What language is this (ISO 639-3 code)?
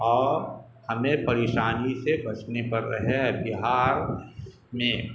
urd